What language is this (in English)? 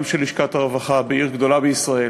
Hebrew